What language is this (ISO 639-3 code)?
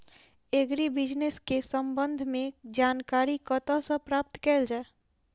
mai